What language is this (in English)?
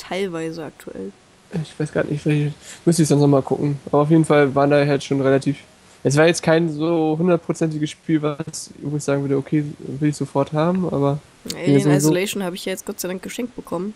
German